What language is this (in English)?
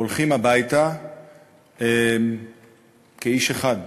Hebrew